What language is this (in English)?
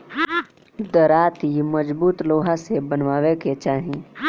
Bhojpuri